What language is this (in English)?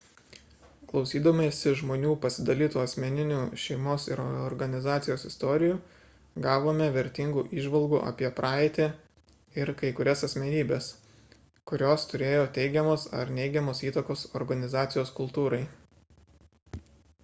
Lithuanian